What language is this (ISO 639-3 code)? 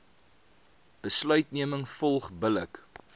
afr